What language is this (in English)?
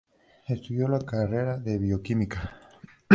Spanish